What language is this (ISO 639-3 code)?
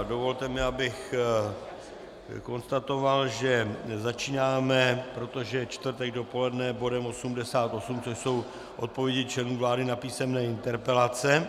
ces